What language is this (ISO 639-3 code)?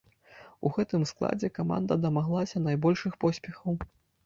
bel